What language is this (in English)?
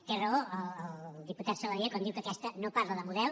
Catalan